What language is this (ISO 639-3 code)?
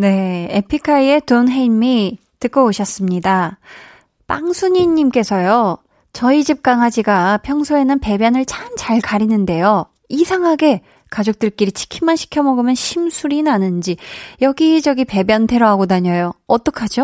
kor